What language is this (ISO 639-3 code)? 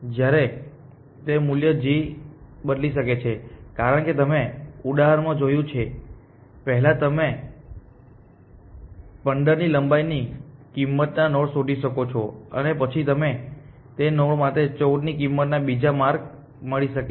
guj